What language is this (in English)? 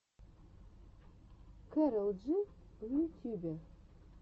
Russian